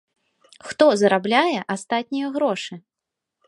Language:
Belarusian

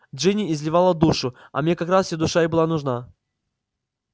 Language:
Russian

